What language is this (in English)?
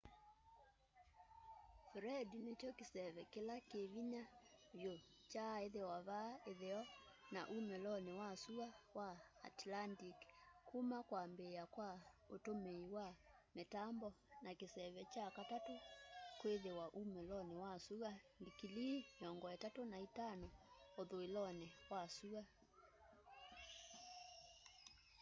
Kamba